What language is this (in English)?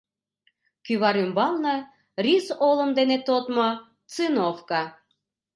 Mari